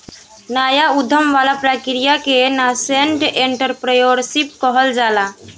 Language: Bhojpuri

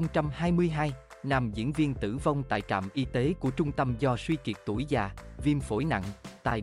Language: Vietnamese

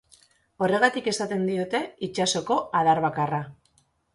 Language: Basque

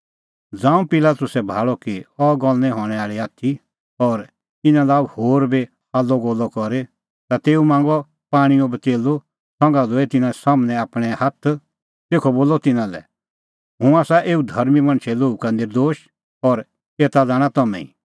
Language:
Kullu Pahari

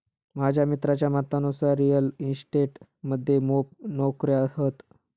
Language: Marathi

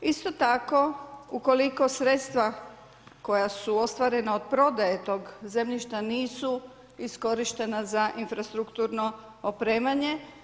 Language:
Croatian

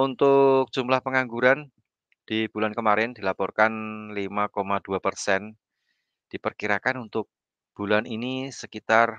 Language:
Indonesian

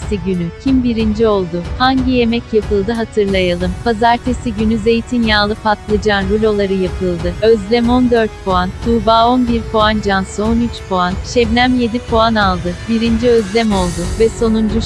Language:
Turkish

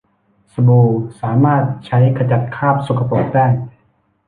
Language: Thai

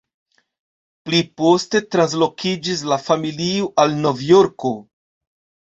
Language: Esperanto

